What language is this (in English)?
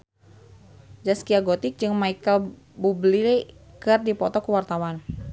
Sundanese